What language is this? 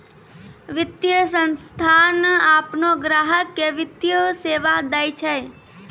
Maithili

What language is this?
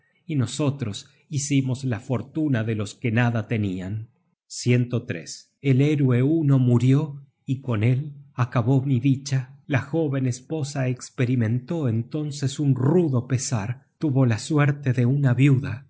Spanish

